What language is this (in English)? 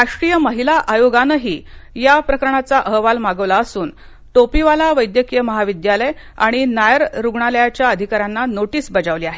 Marathi